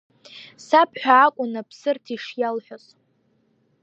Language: Abkhazian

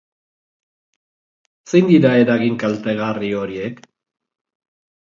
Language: Basque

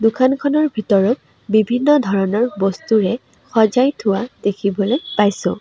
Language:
Assamese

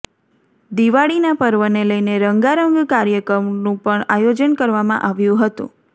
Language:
Gujarati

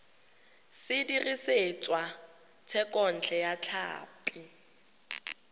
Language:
Tswana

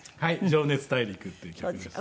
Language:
Japanese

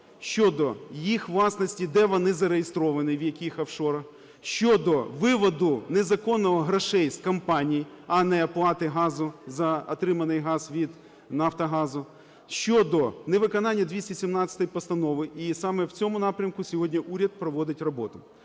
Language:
Ukrainian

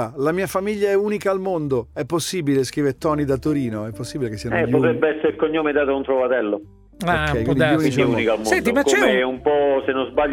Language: Italian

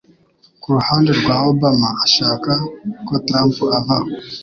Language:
Kinyarwanda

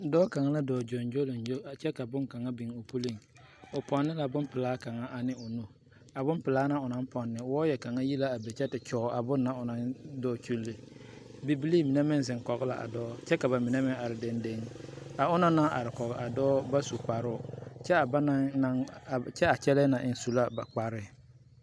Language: Southern Dagaare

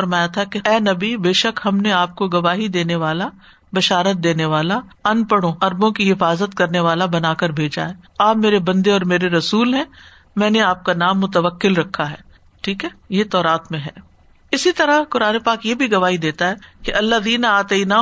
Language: Urdu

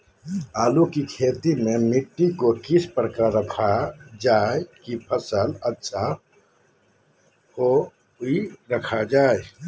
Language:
Magahi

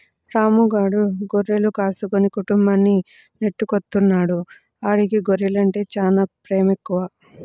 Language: Telugu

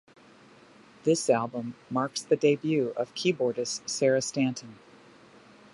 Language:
English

